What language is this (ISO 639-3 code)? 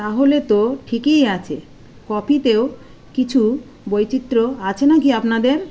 ben